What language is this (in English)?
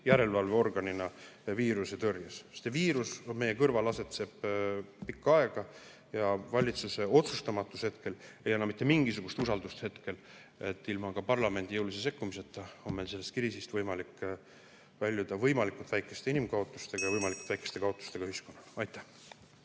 Estonian